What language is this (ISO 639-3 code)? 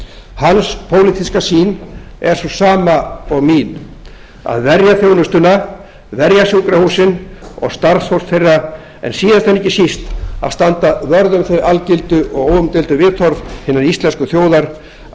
isl